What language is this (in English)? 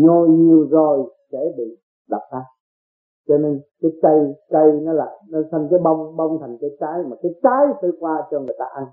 Vietnamese